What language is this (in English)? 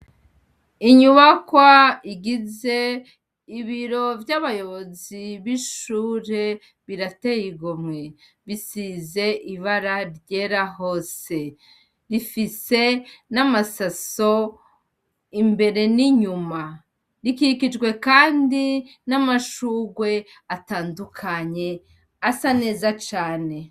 Rundi